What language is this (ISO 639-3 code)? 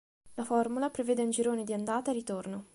ita